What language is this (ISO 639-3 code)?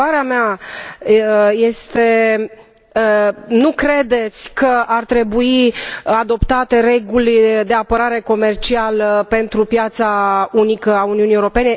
ron